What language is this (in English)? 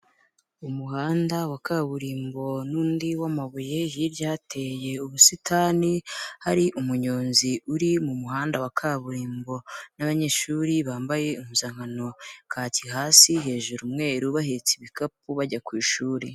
Kinyarwanda